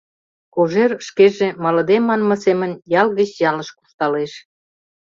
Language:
Mari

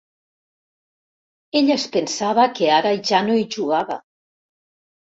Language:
Catalan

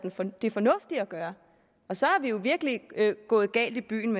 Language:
Danish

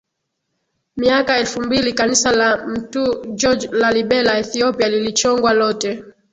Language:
Swahili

